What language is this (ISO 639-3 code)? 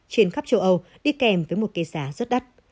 vie